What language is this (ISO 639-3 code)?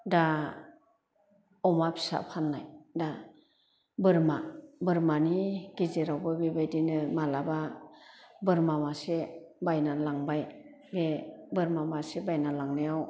brx